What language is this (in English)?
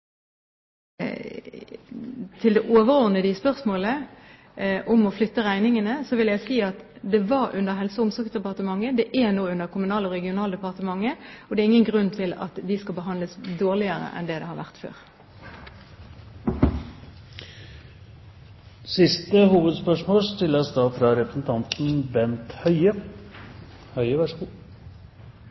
Norwegian